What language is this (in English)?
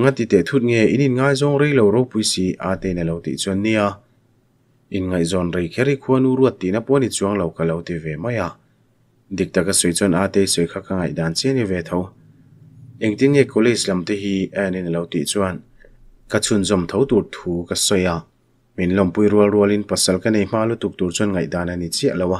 Thai